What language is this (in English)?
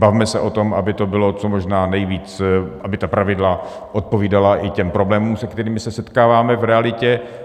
Czech